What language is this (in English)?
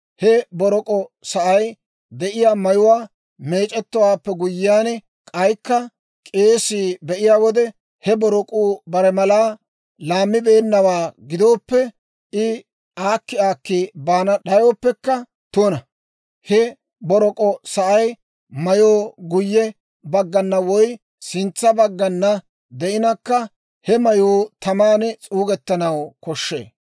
Dawro